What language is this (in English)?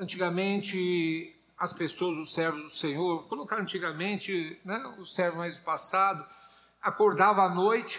Portuguese